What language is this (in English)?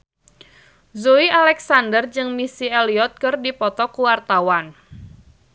Sundanese